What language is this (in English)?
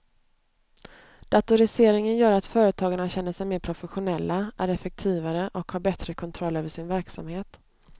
Swedish